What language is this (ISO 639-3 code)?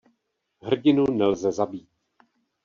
ces